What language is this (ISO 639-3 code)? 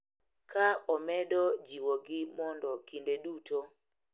luo